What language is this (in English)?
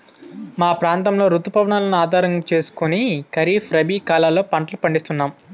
Telugu